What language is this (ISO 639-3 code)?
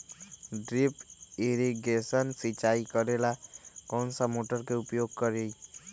mag